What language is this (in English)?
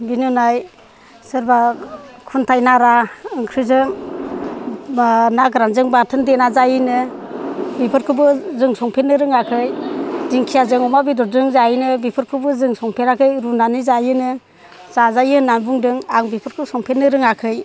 Bodo